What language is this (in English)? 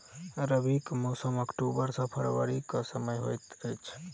Maithili